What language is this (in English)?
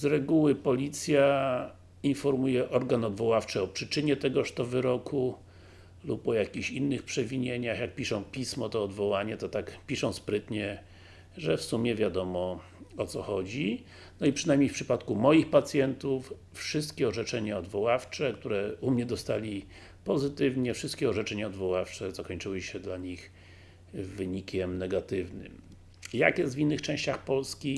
Polish